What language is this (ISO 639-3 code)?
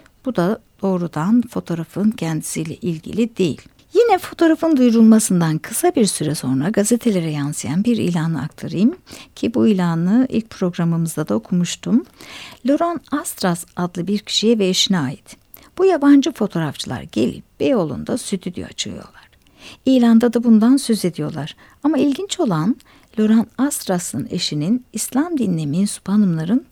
tur